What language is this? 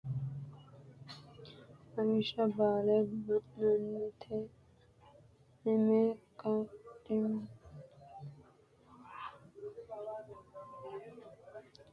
Sidamo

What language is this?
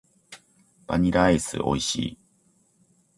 Japanese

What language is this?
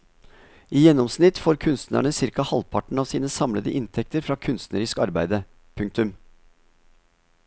Norwegian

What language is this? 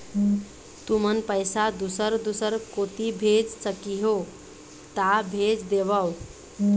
Chhattisgarhi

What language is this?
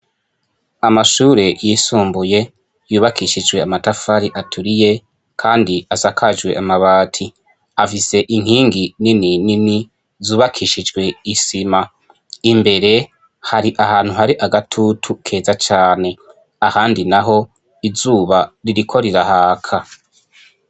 Rundi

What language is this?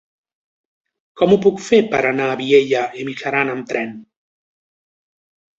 Catalan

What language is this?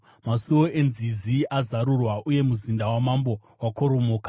Shona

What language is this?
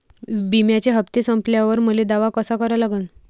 Marathi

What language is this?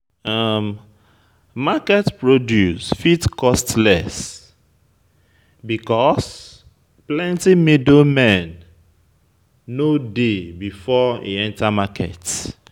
Nigerian Pidgin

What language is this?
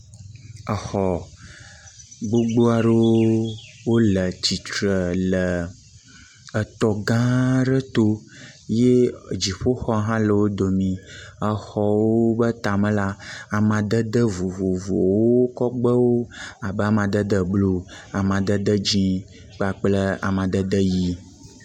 Ewe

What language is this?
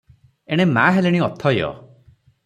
Odia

